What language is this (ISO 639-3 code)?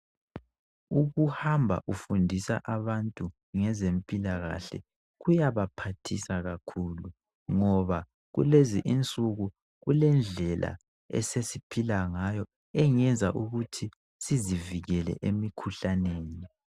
nde